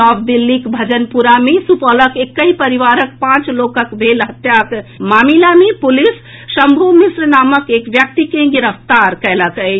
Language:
Maithili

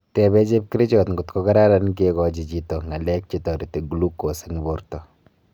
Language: Kalenjin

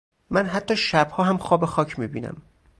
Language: Persian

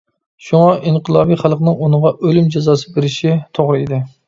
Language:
Uyghur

